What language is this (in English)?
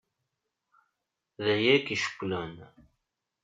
Kabyle